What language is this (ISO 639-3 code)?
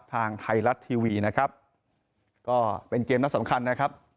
tha